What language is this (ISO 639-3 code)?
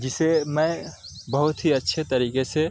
urd